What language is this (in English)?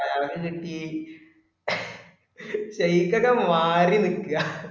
Malayalam